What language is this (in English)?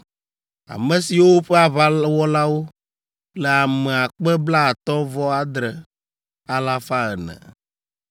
Ewe